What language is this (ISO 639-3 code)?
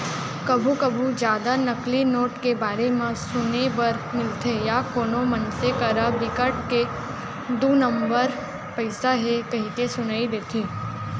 hne